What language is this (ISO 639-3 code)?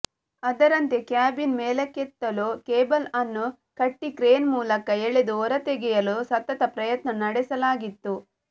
kan